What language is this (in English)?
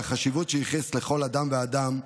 Hebrew